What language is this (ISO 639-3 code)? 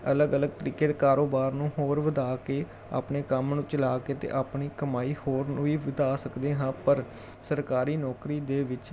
pan